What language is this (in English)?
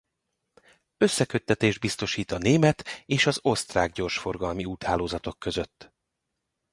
Hungarian